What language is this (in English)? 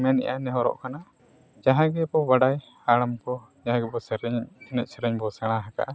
Santali